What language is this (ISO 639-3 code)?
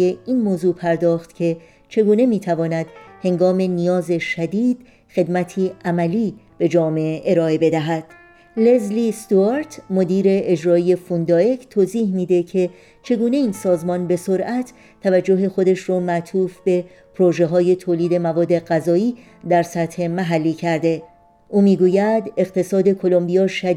fas